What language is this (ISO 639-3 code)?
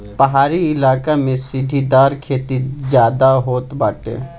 bho